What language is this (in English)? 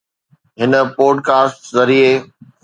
Sindhi